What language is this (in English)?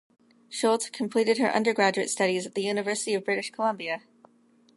English